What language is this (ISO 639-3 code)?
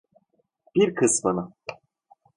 tur